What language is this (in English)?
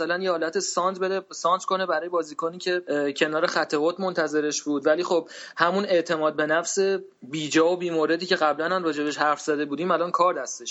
Persian